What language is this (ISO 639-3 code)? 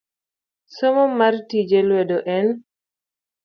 luo